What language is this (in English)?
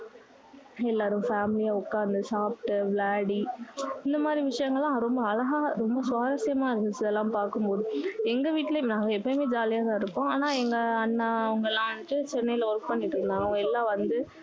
Tamil